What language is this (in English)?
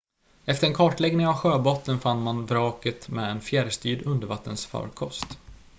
Swedish